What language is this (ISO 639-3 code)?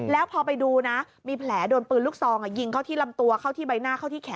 tha